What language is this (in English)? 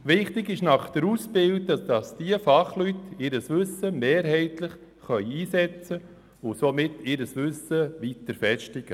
Swiss German